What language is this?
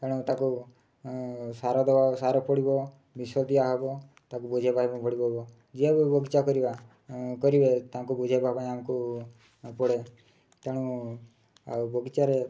Odia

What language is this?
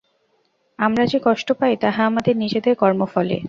Bangla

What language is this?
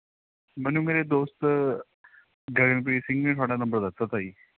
Punjabi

